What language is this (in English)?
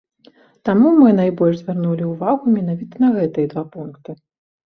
Belarusian